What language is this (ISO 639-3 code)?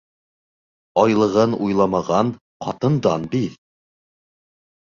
bak